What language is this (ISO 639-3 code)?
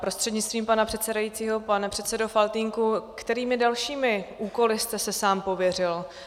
ces